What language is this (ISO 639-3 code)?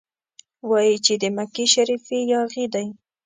pus